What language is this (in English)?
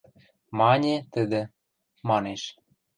Western Mari